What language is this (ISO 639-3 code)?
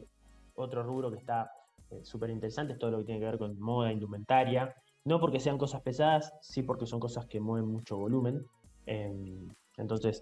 spa